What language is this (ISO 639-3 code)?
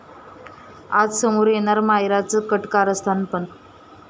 mar